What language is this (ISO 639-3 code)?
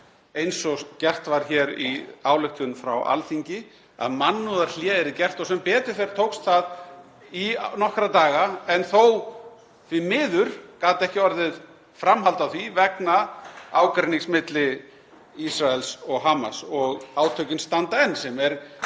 isl